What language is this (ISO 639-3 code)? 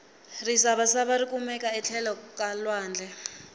tso